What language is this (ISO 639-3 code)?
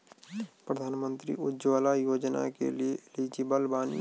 bho